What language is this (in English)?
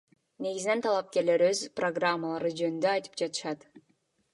Kyrgyz